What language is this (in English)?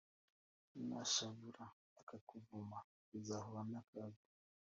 Kinyarwanda